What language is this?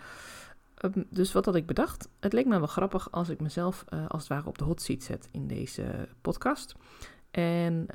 Dutch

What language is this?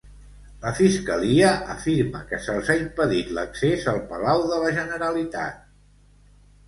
Catalan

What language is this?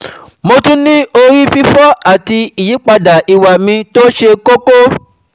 Yoruba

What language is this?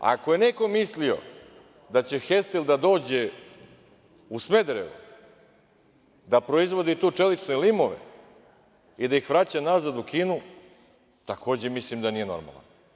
Serbian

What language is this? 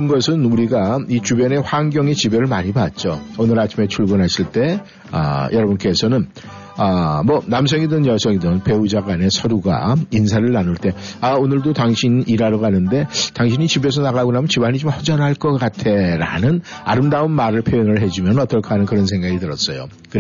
Korean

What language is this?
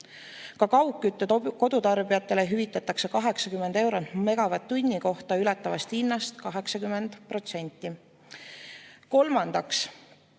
Estonian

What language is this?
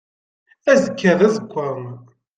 Kabyle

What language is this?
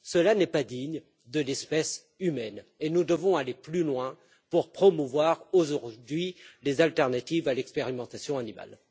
French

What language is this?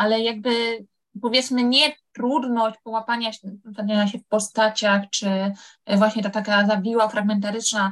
Polish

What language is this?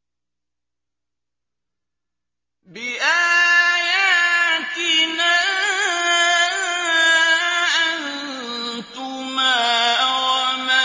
Arabic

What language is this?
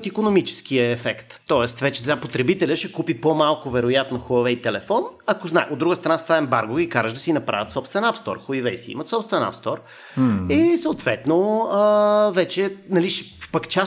Bulgarian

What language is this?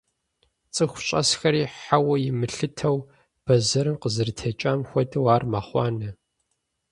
Kabardian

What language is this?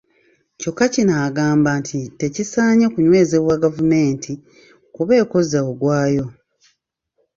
Ganda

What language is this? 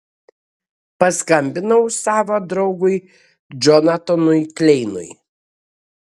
Lithuanian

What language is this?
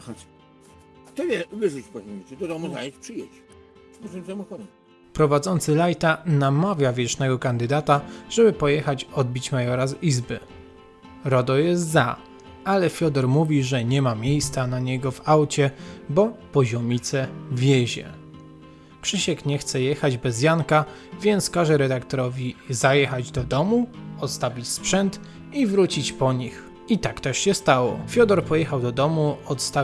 Polish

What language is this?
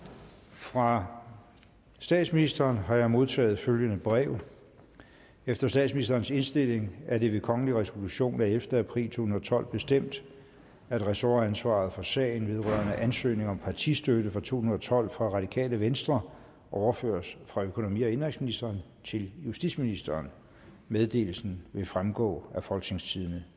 Danish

